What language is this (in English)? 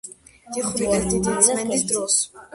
Georgian